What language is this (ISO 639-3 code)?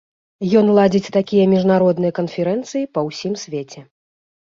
bel